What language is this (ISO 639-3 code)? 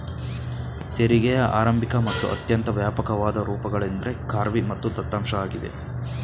kan